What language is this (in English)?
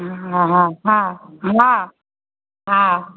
Maithili